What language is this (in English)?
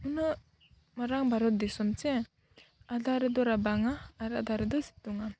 Santali